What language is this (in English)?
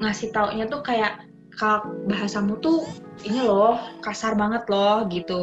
Indonesian